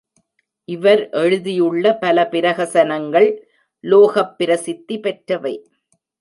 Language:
Tamil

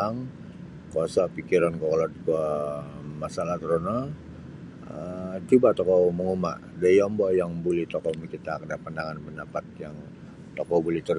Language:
Sabah Bisaya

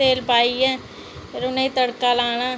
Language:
Dogri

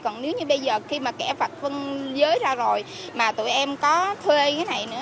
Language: Vietnamese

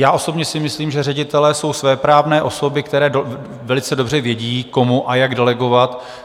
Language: Czech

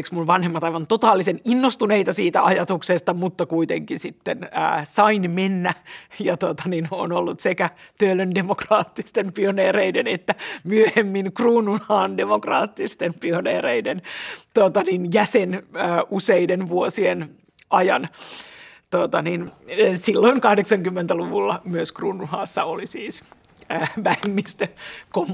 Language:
Finnish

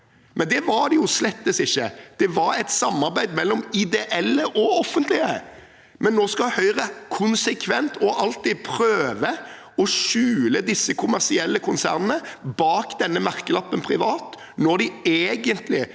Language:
Norwegian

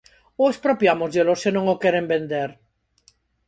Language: Galician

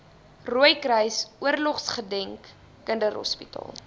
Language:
Afrikaans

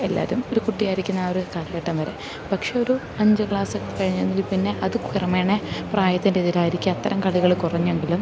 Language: Malayalam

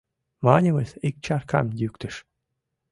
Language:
Mari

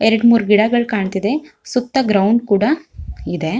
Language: Kannada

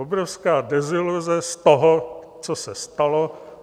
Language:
Czech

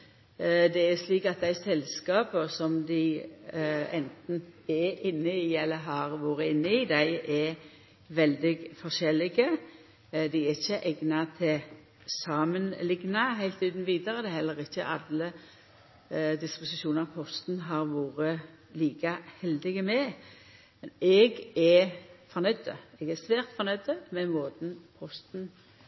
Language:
Norwegian Nynorsk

